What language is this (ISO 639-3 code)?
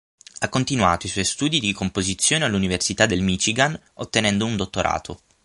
ita